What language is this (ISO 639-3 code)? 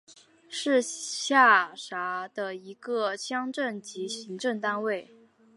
zho